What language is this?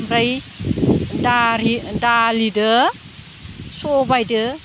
Bodo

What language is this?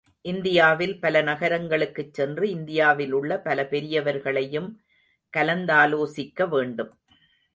Tamil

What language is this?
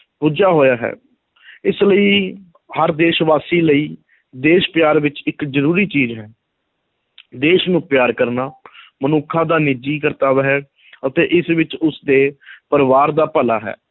Punjabi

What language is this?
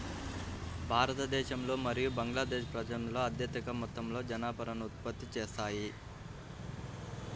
Telugu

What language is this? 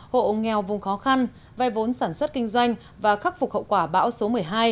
Vietnamese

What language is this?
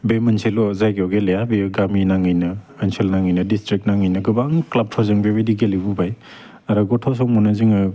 Bodo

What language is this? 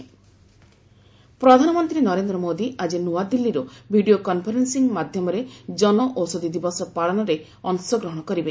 Odia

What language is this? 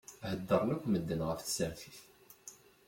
Kabyle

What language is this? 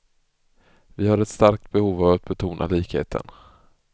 Swedish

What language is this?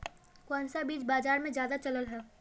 Magahi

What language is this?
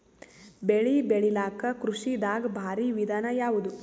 Kannada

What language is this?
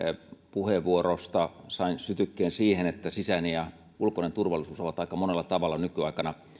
Finnish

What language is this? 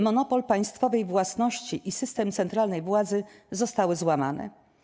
Polish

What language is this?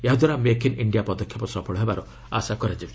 Odia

